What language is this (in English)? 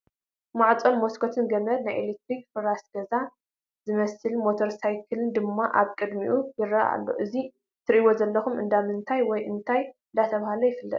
Tigrinya